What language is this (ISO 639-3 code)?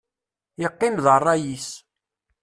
kab